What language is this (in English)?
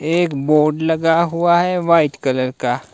Hindi